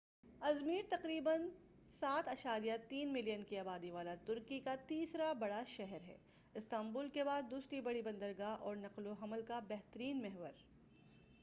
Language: Urdu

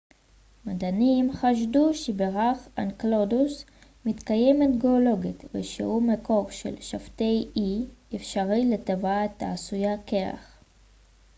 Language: Hebrew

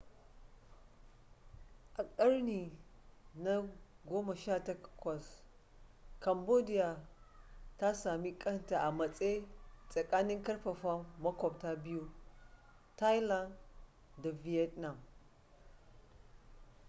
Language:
Hausa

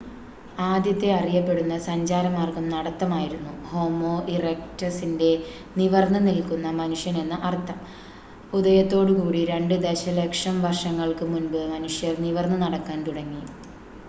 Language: Malayalam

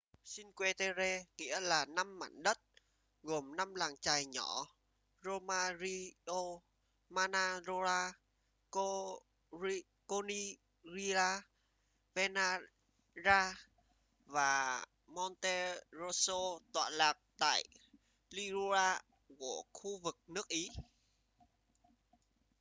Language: Vietnamese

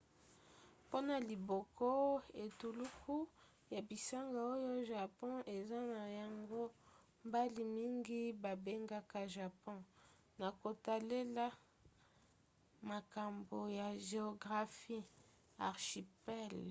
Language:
Lingala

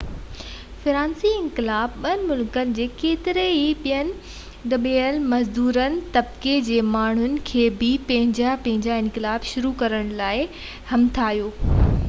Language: Sindhi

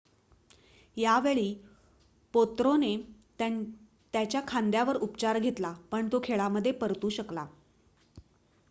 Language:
Marathi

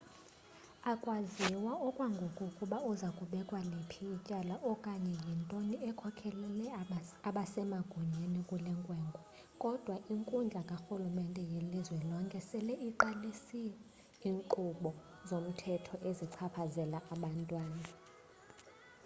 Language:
Xhosa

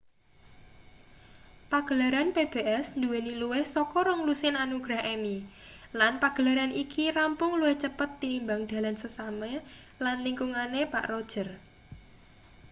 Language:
Javanese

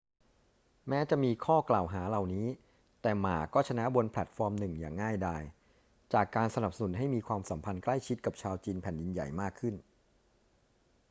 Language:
Thai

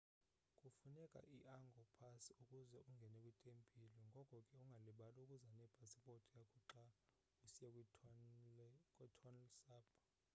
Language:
Xhosa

